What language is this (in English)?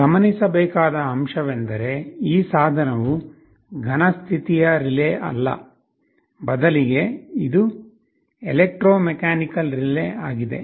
Kannada